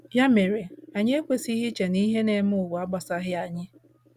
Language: Igbo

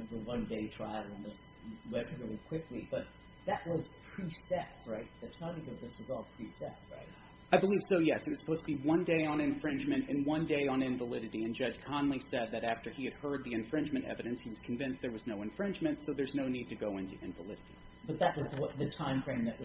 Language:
English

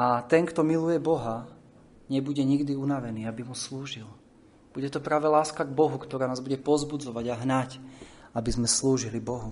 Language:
Slovak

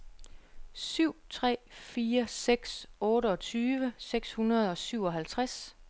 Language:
Danish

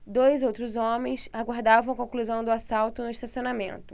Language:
Portuguese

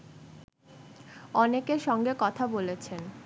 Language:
Bangla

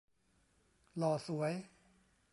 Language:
Thai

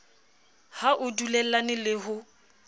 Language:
Southern Sotho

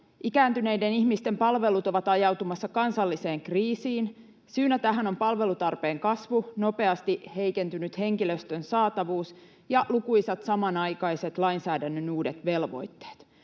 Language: Finnish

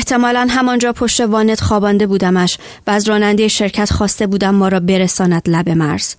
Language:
Persian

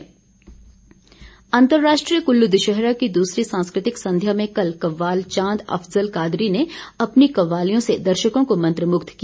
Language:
Hindi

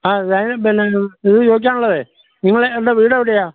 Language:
Malayalam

